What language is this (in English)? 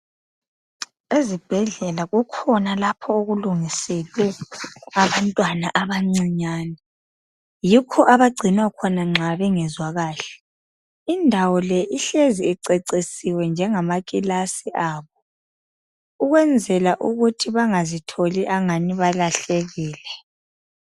North Ndebele